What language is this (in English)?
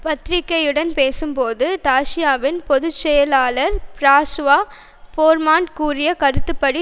Tamil